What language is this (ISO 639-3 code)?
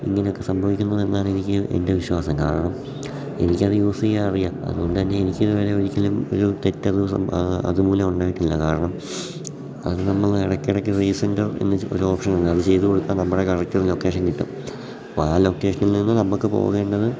mal